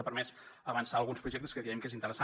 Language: Catalan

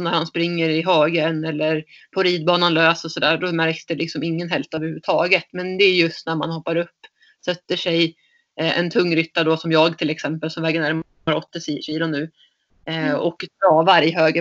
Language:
Swedish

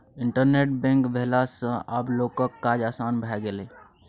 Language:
Maithili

